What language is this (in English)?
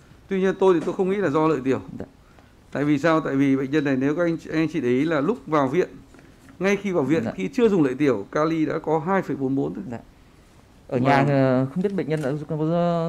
Vietnamese